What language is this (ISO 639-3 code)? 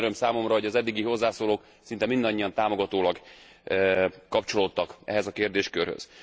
hun